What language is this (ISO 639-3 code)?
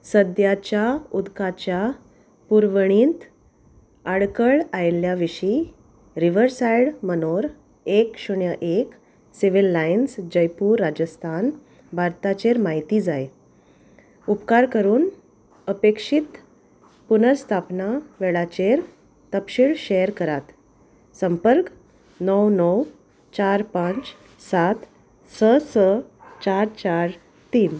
kok